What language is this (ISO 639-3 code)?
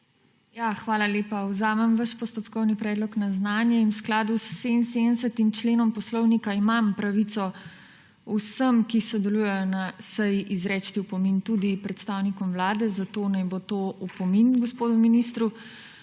slv